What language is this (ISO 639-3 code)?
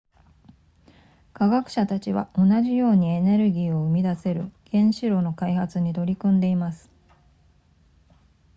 jpn